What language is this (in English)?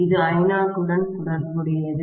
Tamil